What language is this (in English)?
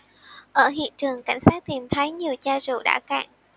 Vietnamese